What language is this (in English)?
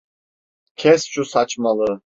Turkish